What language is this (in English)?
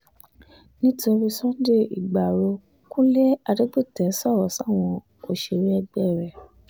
Yoruba